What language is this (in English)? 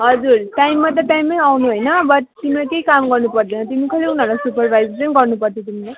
Nepali